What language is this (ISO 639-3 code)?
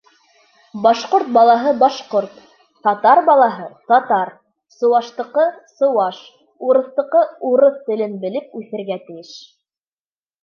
bak